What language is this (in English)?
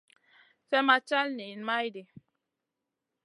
Masana